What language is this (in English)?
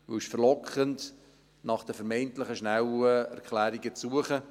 Swiss German